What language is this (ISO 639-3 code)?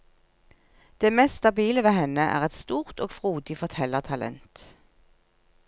nor